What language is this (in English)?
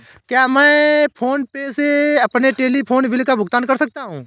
Hindi